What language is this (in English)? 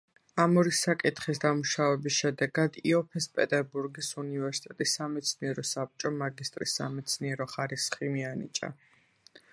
Georgian